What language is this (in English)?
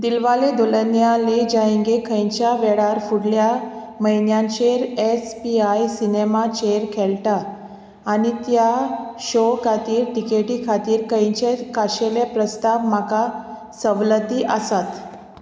Konkani